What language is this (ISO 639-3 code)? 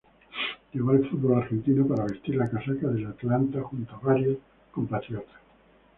spa